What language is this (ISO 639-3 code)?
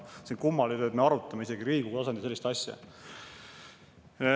est